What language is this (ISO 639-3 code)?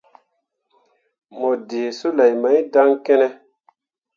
mua